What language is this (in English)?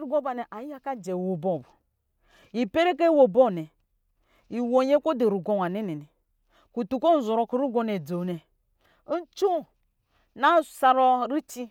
Lijili